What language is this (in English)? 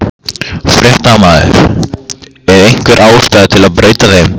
Icelandic